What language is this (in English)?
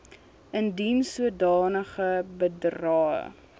Afrikaans